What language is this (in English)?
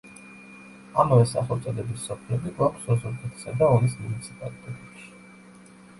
Georgian